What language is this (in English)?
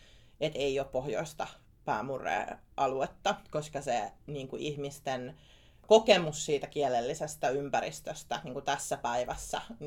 Finnish